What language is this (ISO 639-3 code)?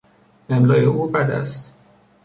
fas